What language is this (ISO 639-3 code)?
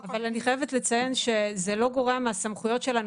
heb